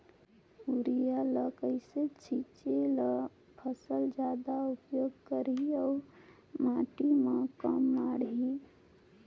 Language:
Chhattisgarhi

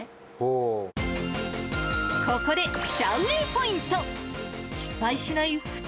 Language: Japanese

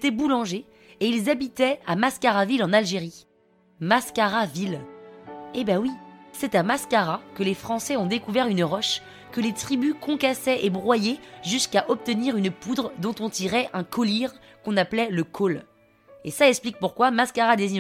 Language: French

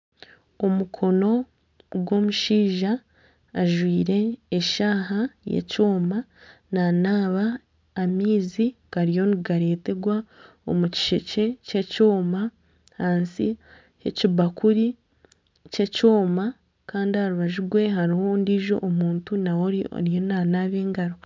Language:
Nyankole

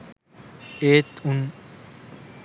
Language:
Sinhala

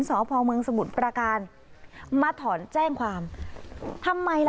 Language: Thai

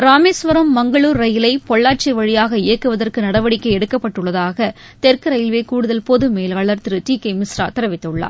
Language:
Tamil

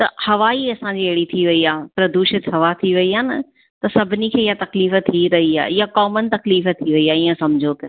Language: Sindhi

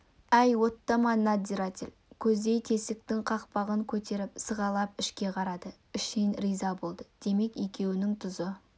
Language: Kazakh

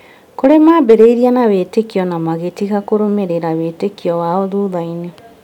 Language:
Kikuyu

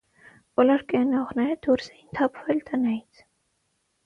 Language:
Armenian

